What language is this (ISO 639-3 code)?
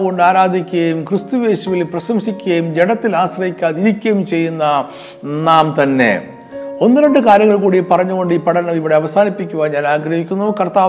mal